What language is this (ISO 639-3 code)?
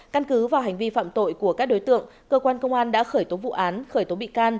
vie